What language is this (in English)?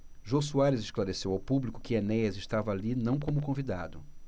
Portuguese